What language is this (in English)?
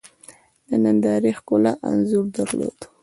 Pashto